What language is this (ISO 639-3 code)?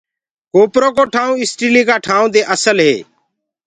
ggg